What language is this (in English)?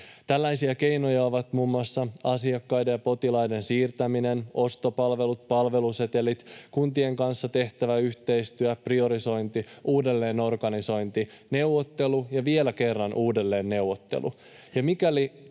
Finnish